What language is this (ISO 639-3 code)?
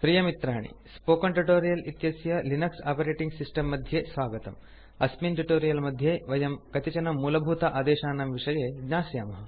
san